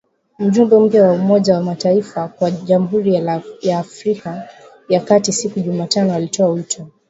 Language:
Swahili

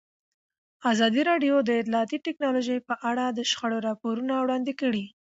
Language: Pashto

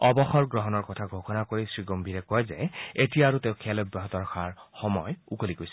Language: Assamese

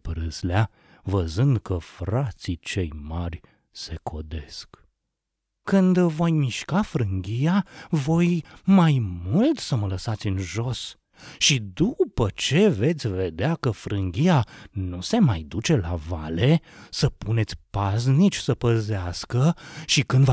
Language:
Romanian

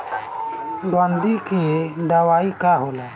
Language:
Bhojpuri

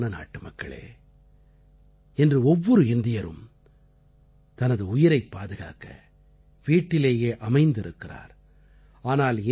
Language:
Tamil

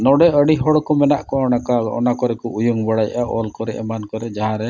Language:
Santali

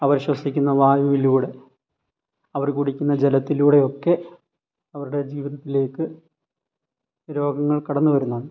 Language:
Malayalam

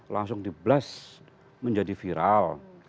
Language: Indonesian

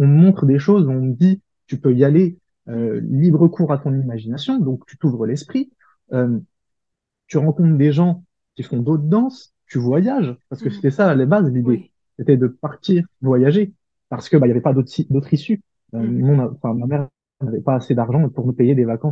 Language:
French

